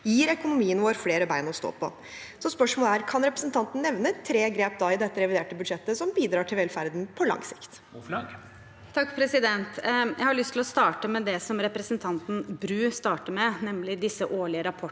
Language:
Norwegian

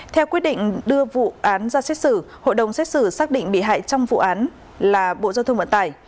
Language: Vietnamese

